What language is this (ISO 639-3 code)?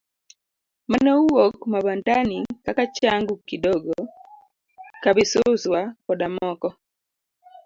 luo